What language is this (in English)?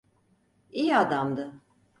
Turkish